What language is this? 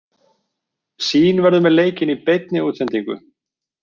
Icelandic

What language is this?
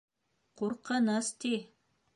Bashkir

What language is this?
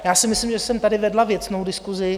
Czech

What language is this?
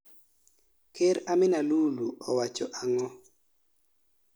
Luo (Kenya and Tanzania)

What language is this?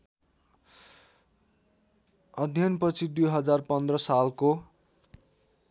Nepali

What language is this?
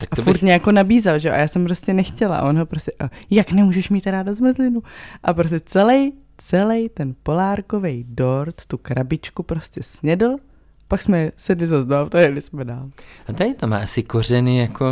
Czech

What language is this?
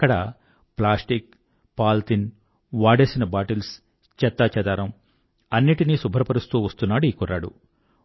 Telugu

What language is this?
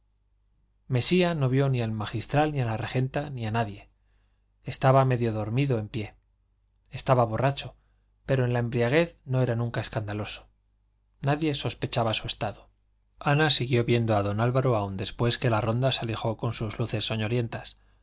Spanish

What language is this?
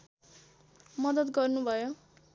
Nepali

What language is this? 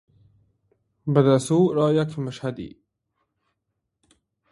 Arabic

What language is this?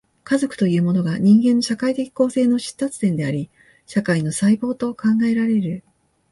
Japanese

